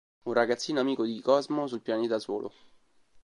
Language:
Italian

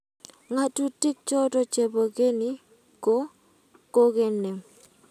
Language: Kalenjin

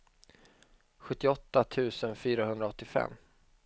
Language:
Swedish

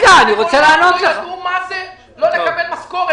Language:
Hebrew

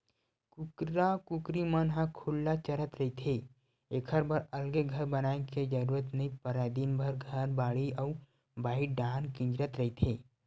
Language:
Chhattisgarhi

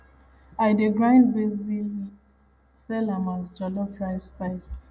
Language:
Nigerian Pidgin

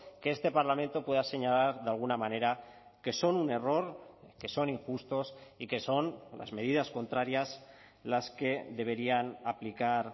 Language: Spanish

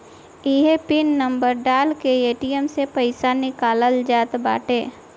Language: Bhojpuri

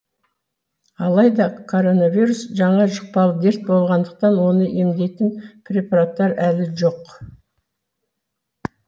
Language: Kazakh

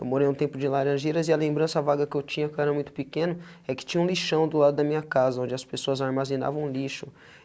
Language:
Portuguese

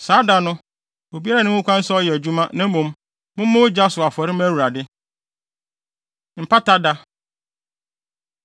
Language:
Akan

